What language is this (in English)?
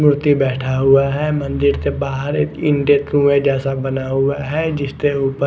Hindi